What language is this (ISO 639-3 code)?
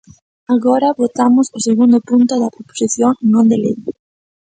glg